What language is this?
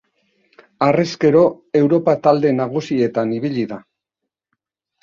Basque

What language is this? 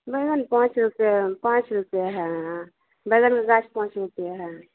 Maithili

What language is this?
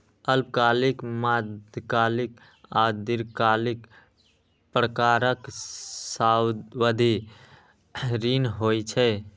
Maithili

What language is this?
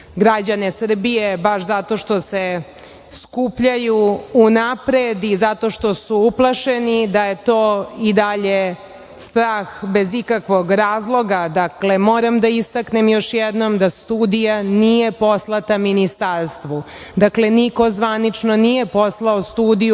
Serbian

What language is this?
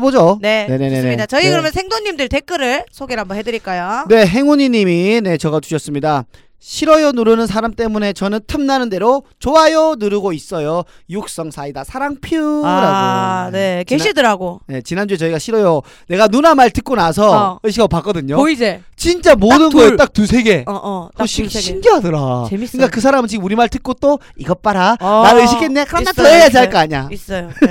Korean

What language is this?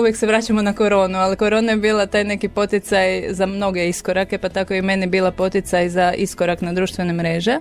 Croatian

